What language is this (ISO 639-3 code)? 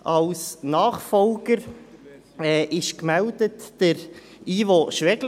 gsw